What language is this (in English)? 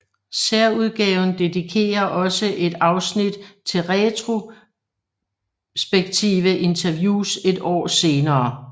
Danish